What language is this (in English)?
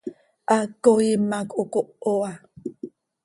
Seri